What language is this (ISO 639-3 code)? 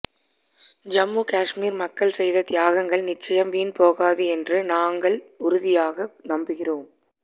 tam